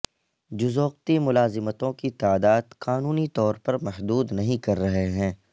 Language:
Urdu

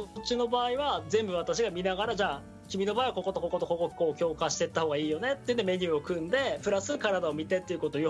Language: Japanese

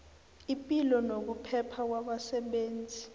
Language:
South Ndebele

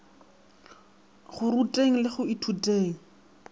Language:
Northern Sotho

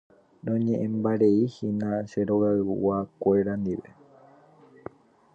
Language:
Guarani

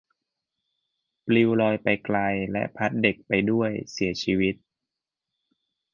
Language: Thai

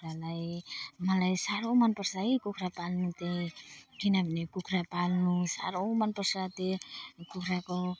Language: Nepali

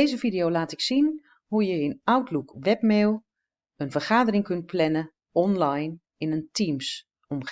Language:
Dutch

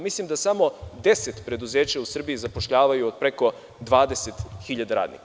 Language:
Serbian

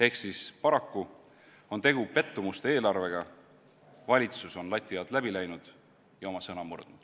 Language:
Estonian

